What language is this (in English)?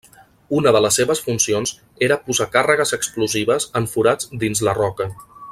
Catalan